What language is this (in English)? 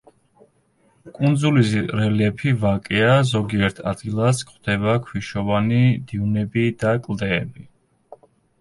Georgian